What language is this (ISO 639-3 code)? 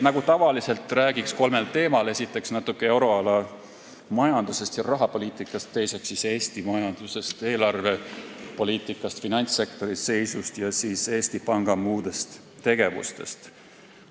est